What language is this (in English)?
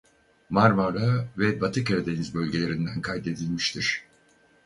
Turkish